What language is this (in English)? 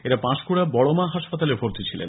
Bangla